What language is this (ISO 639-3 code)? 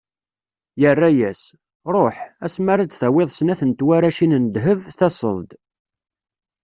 kab